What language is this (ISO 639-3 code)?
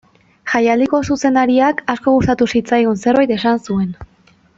eus